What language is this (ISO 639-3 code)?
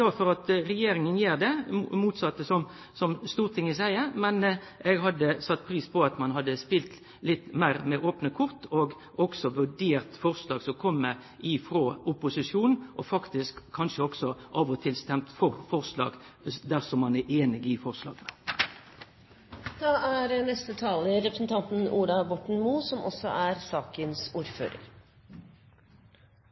nno